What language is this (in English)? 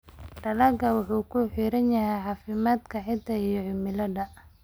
Somali